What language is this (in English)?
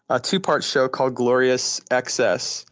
English